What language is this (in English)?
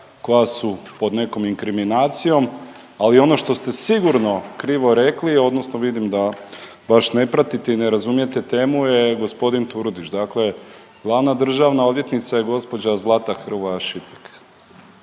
Croatian